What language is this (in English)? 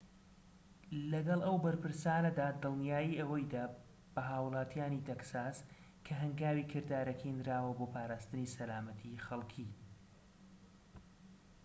Central Kurdish